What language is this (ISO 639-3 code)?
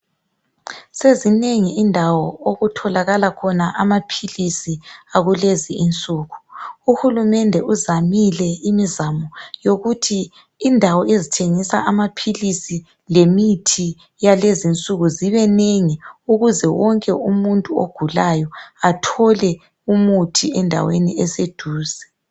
nde